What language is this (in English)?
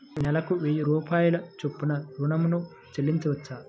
Telugu